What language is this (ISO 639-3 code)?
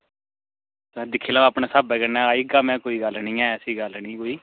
doi